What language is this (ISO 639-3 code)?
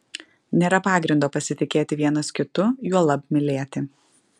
lit